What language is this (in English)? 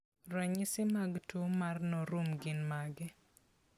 Luo (Kenya and Tanzania)